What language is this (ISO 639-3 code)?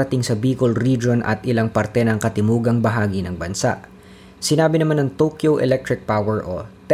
fil